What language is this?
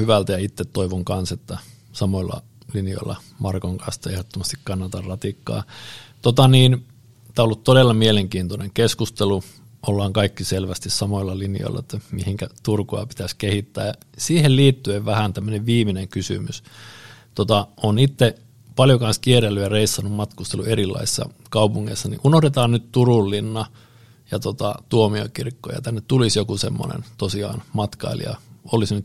Finnish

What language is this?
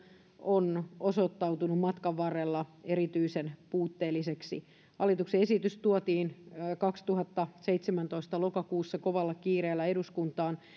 Finnish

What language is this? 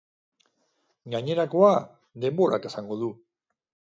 Basque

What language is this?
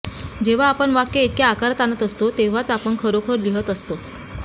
Marathi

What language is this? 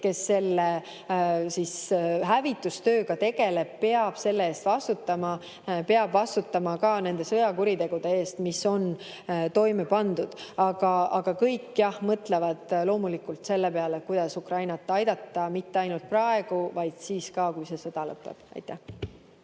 Estonian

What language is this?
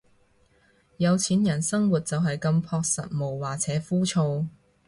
Cantonese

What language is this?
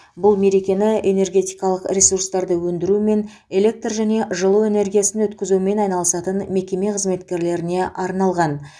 Kazakh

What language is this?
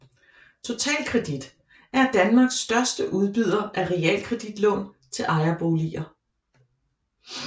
Danish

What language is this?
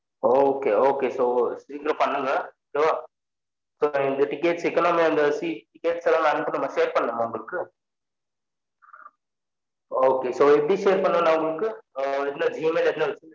Tamil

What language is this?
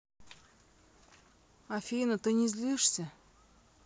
Russian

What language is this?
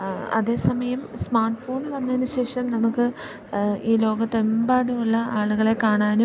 Malayalam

